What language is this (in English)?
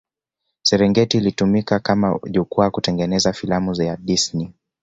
Swahili